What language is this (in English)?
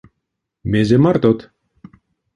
Erzya